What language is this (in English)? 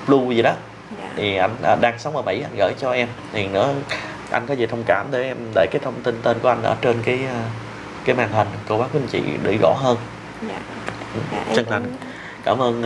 Vietnamese